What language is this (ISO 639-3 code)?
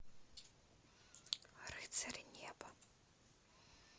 rus